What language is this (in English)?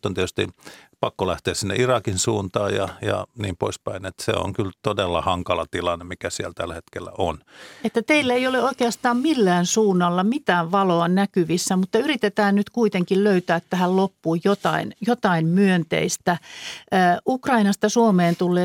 Finnish